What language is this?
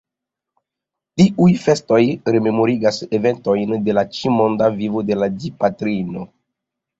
Esperanto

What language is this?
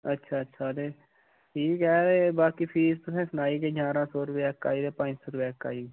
Dogri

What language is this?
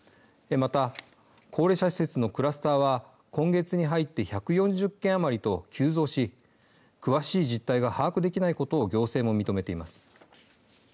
Japanese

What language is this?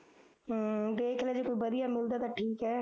Punjabi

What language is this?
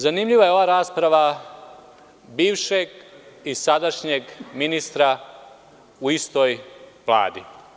Serbian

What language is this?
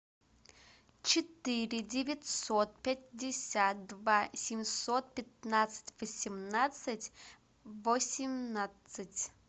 Russian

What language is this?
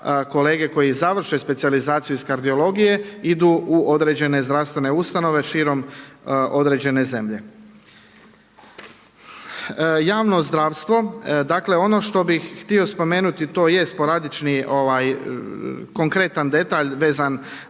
Croatian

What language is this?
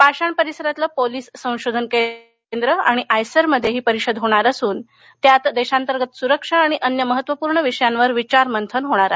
Marathi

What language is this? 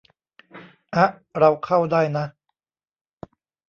Thai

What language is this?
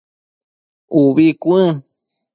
Matsés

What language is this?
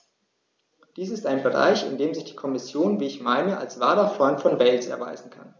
German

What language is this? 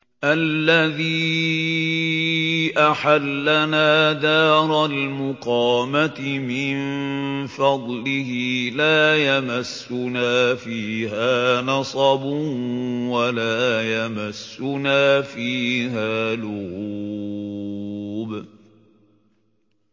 Arabic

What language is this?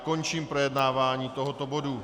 Czech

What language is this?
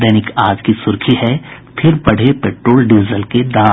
Hindi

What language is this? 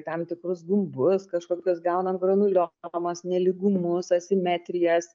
Lithuanian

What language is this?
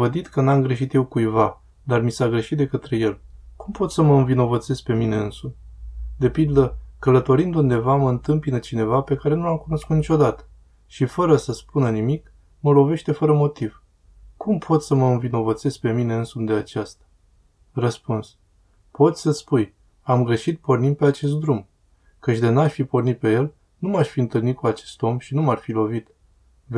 Romanian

